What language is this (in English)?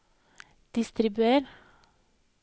Norwegian